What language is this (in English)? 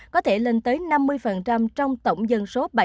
Vietnamese